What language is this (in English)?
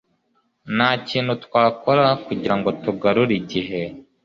Kinyarwanda